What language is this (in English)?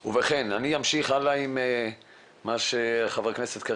Hebrew